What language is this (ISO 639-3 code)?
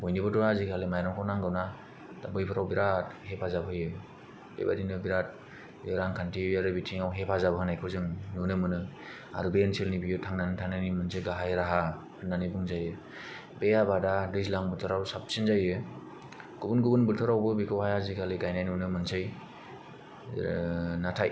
brx